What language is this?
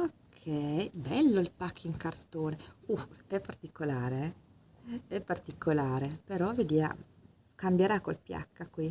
Italian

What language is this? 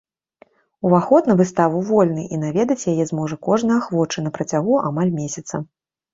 Belarusian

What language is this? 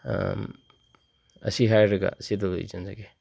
Manipuri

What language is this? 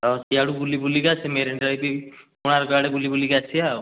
Odia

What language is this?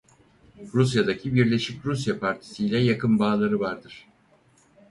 Turkish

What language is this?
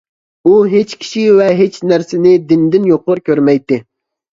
Uyghur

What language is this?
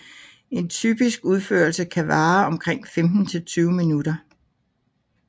Danish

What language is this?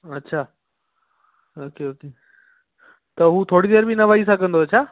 Sindhi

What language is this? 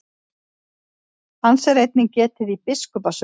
Icelandic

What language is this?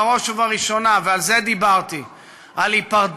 Hebrew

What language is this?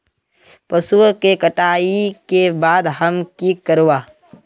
Magahi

